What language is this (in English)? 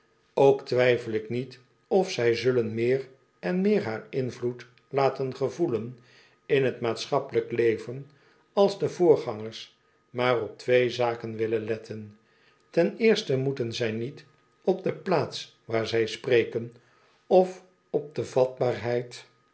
Dutch